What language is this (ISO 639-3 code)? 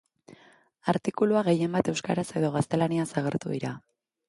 eus